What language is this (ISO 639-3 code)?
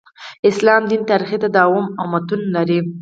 pus